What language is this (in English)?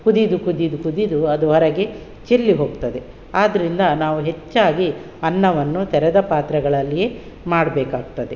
Kannada